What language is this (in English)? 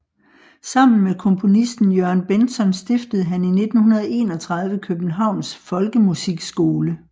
Danish